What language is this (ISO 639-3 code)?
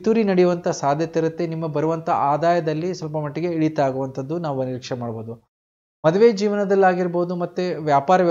hin